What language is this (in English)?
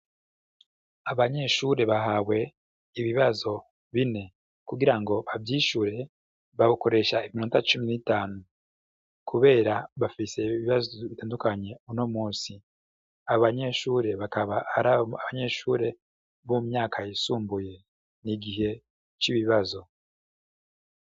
Rundi